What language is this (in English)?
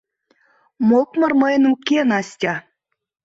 Mari